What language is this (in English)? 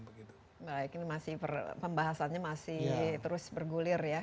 Indonesian